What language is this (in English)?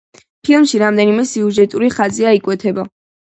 Georgian